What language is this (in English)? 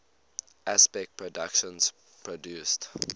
English